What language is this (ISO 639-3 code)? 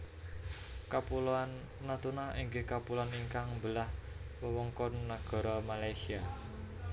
jav